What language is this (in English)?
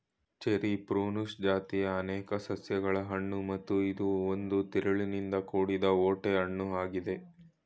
Kannada